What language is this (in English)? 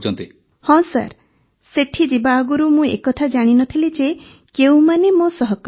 Odia